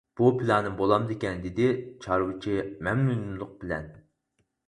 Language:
Uyghur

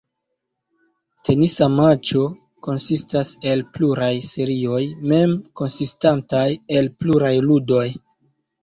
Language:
Esperanto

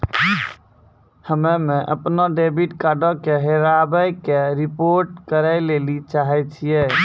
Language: Maithili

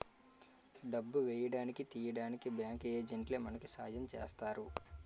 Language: Telugu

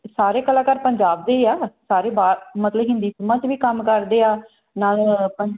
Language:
Punjabi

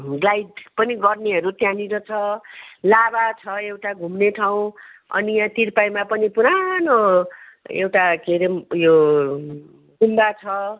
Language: Nepali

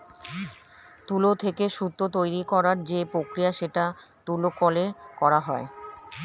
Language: Bangla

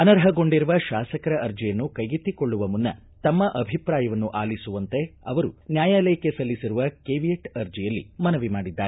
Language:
Kannada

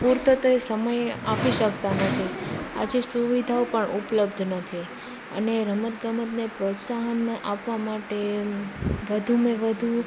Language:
Gujarati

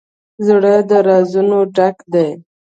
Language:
Pashto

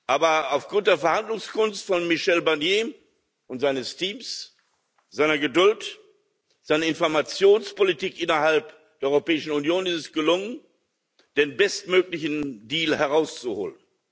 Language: German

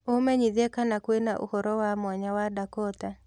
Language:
Kikuyu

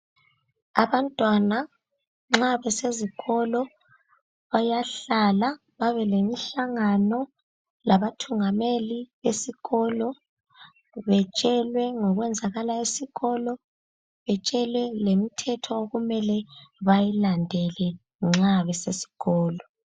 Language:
North Ndebele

